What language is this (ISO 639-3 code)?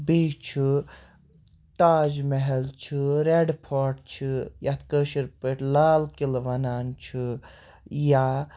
kas